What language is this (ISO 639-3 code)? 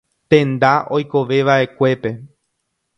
grn